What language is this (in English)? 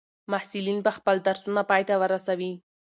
Pashto